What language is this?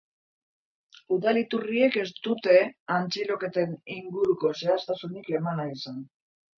Basque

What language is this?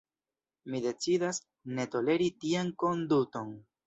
Esperanto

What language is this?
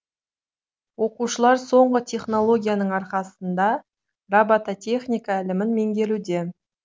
Kazakh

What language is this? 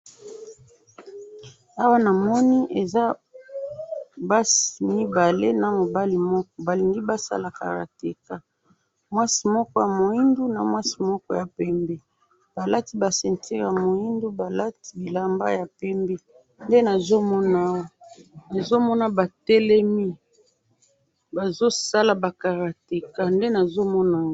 Lingala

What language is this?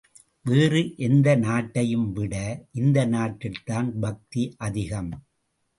Tamil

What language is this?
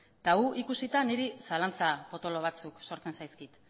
Basque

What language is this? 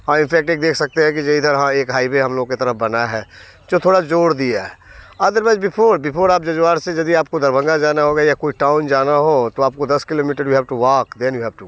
Hindi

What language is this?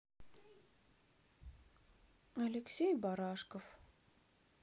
Russian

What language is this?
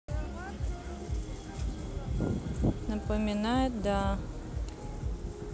Russian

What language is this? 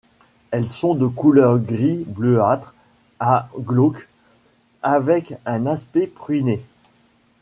French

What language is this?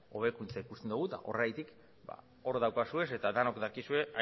Basque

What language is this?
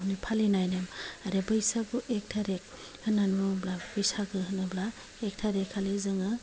Bodo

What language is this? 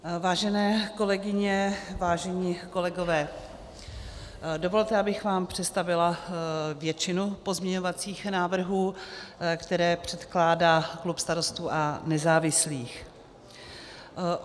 Czech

